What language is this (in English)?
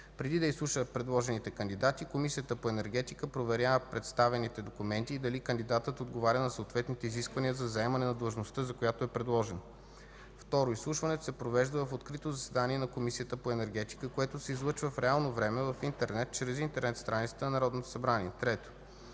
Bulgarian